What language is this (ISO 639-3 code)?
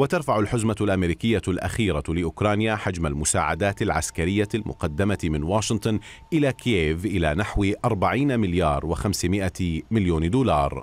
ara